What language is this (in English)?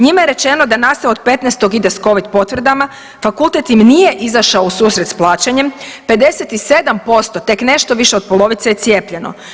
Croatian